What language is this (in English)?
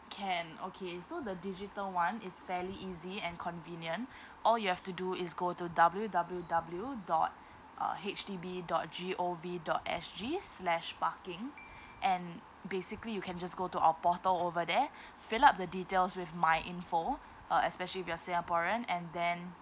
English